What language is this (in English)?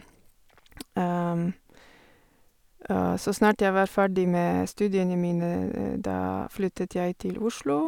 Norwegian